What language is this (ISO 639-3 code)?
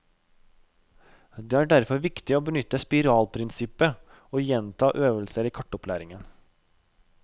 nor